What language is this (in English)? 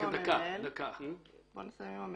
Hebrew